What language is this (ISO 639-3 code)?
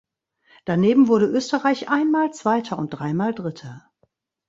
deu